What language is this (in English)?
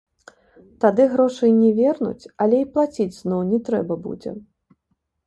Belarusian